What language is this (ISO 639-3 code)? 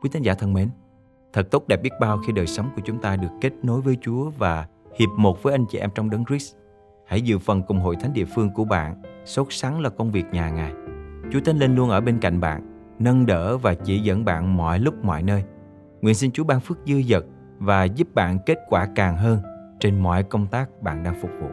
vie